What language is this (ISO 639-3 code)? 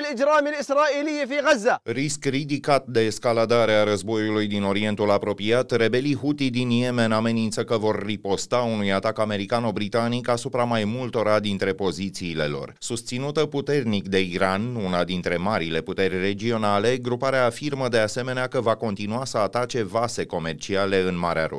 ron